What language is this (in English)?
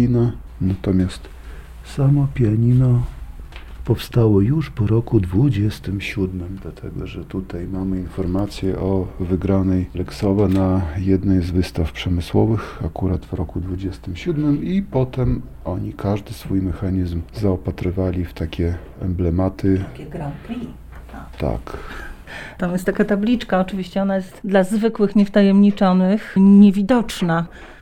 Polish